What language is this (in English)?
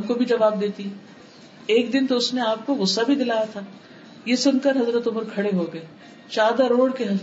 Urdu